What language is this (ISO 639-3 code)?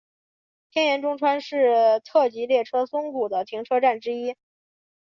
zho